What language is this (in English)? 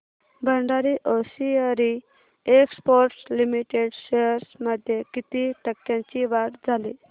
Marathi